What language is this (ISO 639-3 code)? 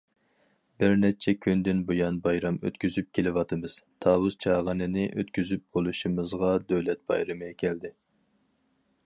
uig